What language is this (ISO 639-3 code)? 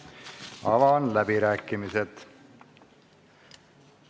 est